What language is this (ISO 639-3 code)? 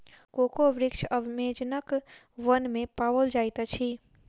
mai